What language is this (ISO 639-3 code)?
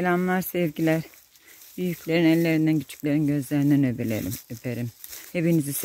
tur